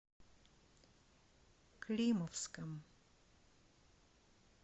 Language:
Russian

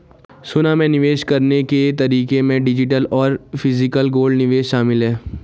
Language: Hindi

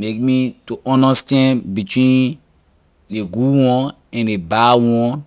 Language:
Liberian English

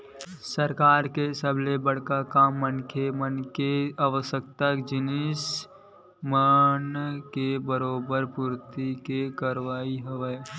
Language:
Chhattisgarhi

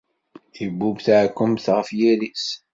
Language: Kabyle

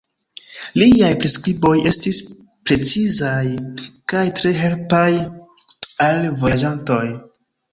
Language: Esperanto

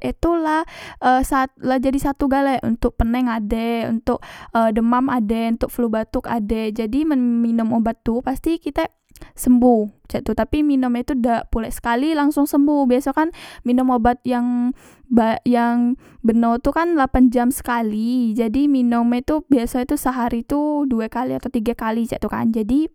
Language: Musi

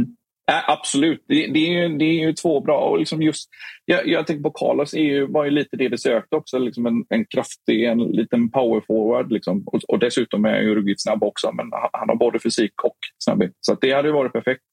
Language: Swedish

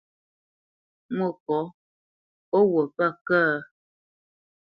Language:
Bamenyam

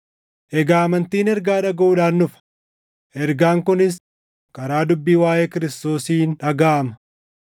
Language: Oromo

